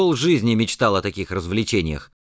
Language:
Russian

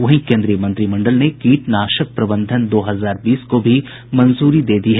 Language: Hindi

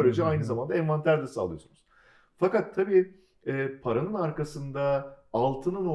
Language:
Turkish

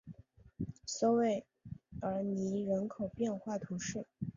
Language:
Chinese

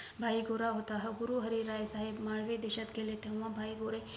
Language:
Marathi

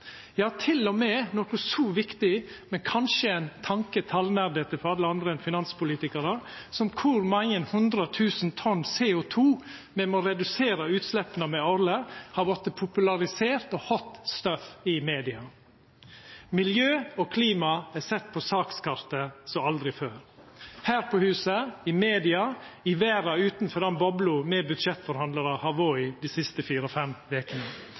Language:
Norwegian Nynorsk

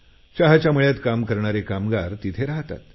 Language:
Marathi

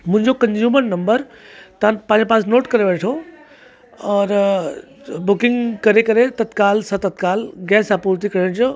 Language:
Sindhi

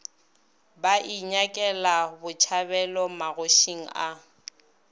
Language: Northern Sotho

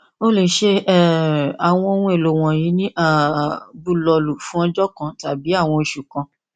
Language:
Yoruba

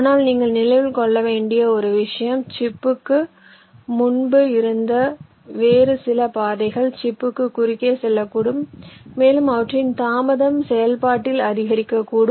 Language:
Tamil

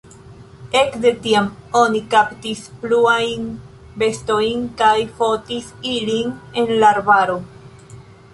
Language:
Esperanto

